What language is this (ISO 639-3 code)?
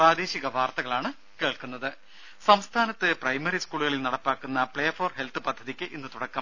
mal